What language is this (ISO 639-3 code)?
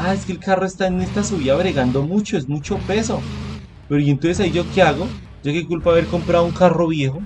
spa